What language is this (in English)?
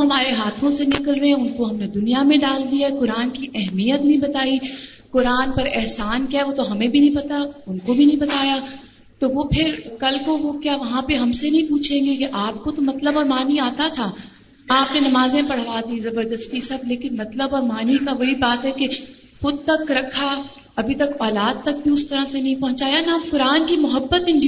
Urdu